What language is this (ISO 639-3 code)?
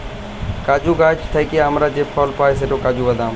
ben